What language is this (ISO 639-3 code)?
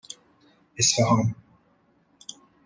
fas